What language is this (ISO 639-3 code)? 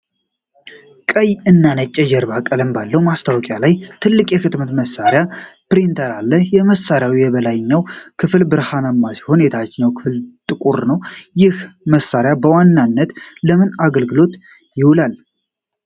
amh